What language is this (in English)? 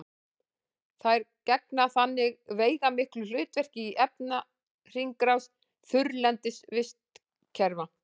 Icelandic